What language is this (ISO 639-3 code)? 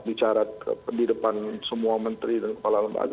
ind